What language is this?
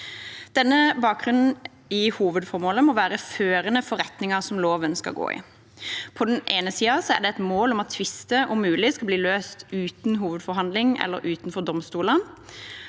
Norwegian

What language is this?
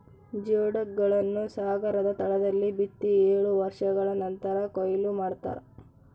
Kannada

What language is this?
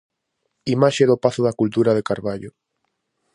Galician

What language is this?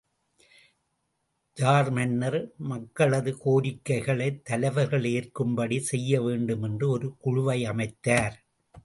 Tamil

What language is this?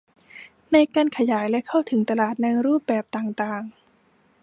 Thai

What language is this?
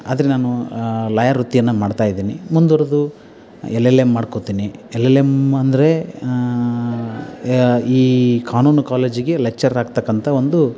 Kannada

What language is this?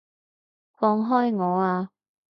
Cantonese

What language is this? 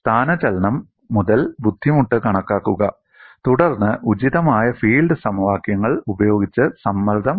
Malayalam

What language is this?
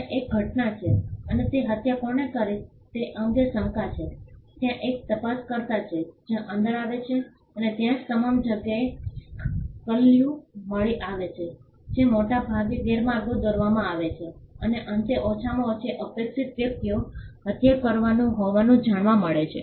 Gujarati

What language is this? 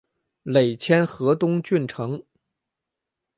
Chinese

